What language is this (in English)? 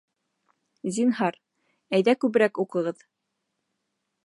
Bashkir